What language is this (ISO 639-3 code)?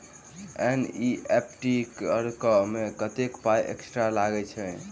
mai